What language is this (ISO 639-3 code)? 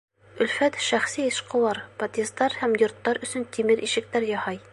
bak